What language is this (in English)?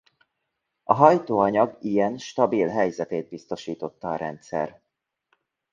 Hungarian